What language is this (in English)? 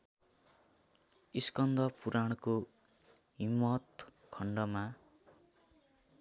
Nepali